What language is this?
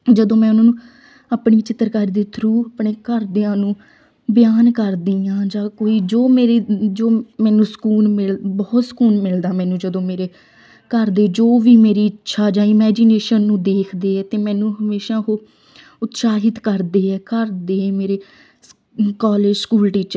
Punjabi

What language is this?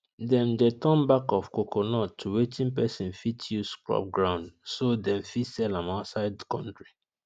Nigerian Pidgin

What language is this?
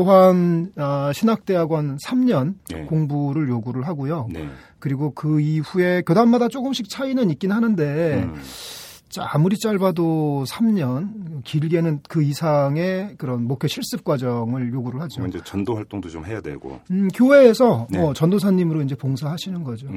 Korean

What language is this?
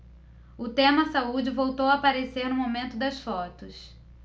Portuguese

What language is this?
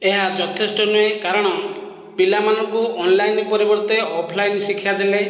Odia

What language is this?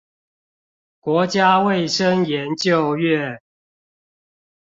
Chinese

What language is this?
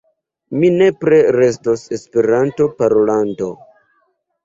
Esperanto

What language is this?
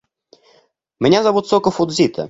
Russian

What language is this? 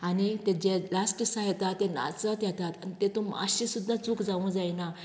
Konkani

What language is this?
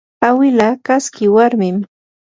Yanahuanca Pasco Quechua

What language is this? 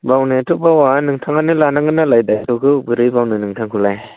Bodo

